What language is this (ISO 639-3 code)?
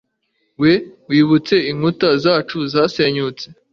kin